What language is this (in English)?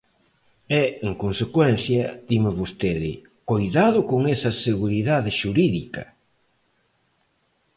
Galician